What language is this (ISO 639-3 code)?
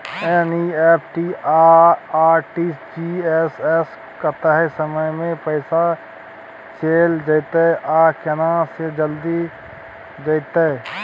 mai